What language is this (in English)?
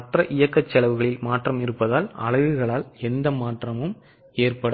Tamil